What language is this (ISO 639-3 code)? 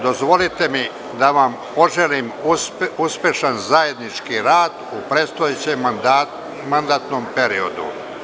srp